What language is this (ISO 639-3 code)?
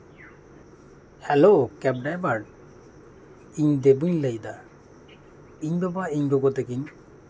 sat